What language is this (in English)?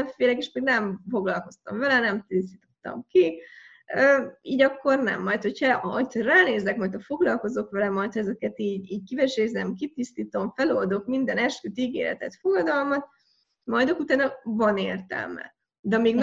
Hungarian